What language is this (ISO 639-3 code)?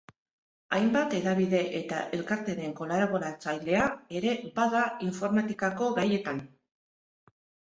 eus